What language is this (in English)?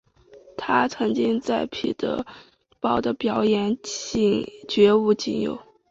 Chinese